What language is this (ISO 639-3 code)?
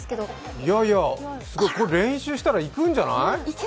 jpn